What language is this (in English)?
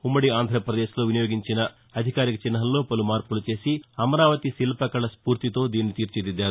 Telugu